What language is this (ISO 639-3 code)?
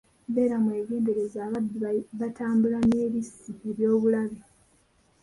lug